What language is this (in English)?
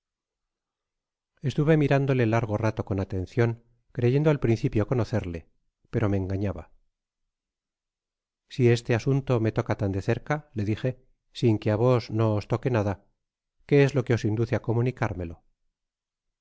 Spanish